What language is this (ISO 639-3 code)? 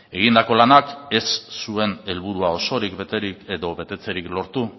eus